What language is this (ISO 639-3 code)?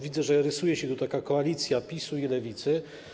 pol